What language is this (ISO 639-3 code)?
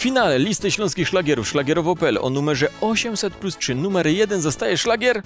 pol